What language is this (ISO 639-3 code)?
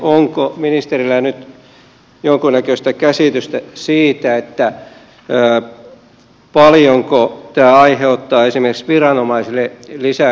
fin